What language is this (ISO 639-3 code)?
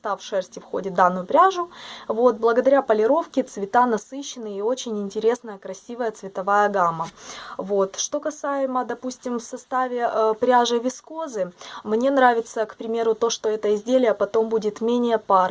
rus